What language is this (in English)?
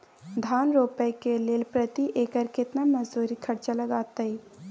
Maithili